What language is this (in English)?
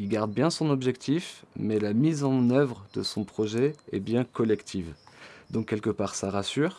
French